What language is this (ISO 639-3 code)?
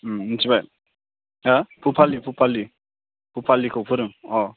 brx